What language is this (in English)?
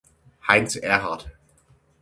German